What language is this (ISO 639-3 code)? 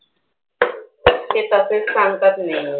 mar